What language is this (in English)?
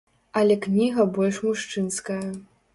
Belarusian